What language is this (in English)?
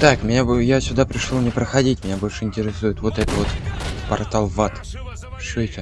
Russian